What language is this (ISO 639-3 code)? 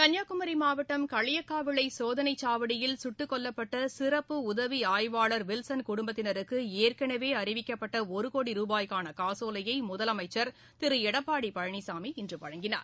tam